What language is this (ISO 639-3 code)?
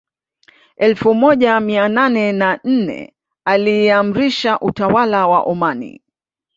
swa